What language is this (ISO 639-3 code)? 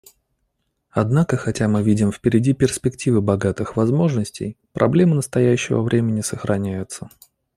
rus